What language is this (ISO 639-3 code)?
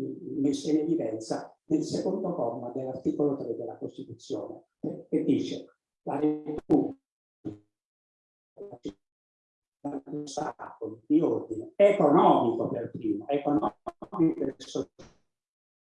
ita